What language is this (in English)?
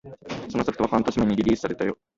Japanese